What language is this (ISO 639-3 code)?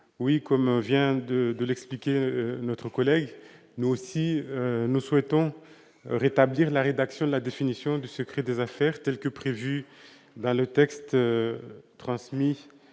fra